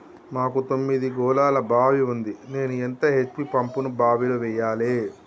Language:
Telugu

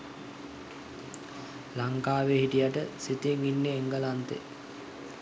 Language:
Sinhala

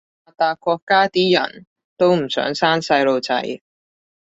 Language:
Cantonese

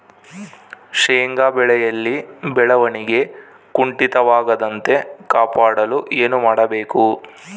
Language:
Kannada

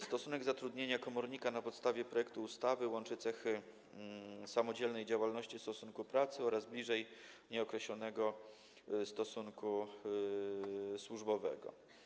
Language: Polish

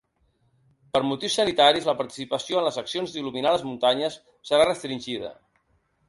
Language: Catalan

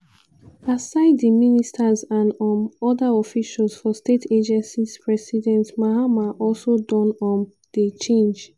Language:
Nigerian Pidgin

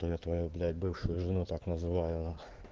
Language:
Russian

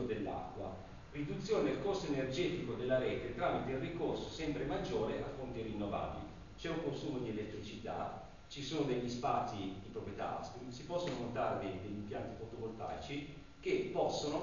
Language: Italian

